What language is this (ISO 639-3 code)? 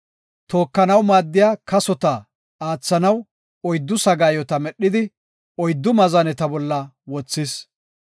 gof